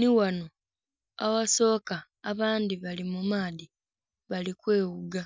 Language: Soga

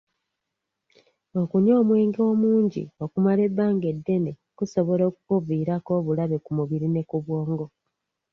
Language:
Ganda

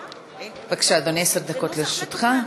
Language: Hebrew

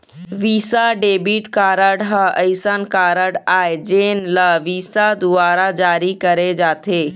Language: Chhattisgarhi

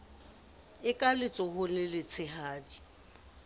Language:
Southern Sotho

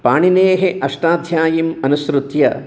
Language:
Sanskrit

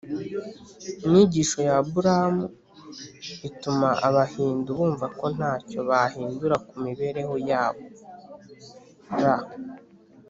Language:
Kinyarwanda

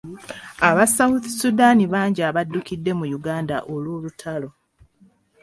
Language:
Ganda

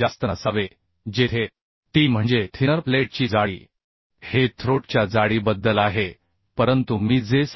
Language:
Marathi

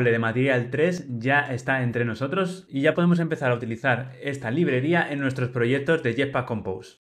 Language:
Spanish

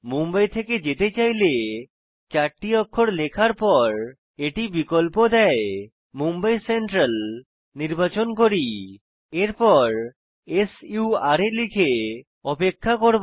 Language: Bangla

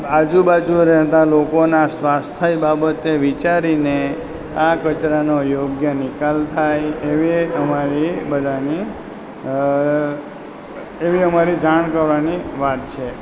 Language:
Gujarati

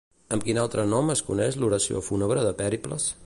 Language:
Catalan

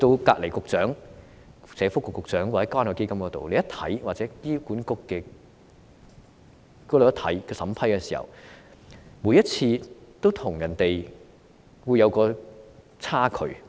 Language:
Cantonese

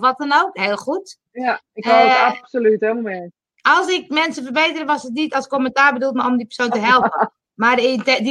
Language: Dutch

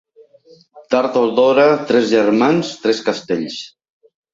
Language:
Catalan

